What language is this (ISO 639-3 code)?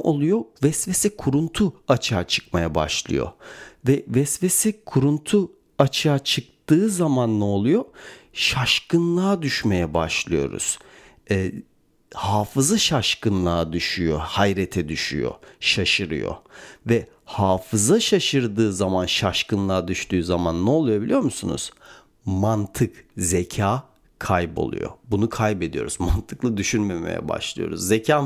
tur